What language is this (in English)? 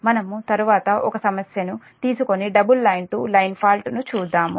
Telugu